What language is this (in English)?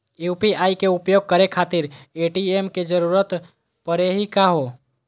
Magahi